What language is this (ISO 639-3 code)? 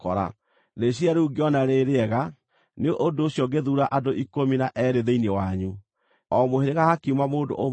kik